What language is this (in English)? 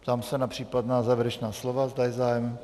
Czech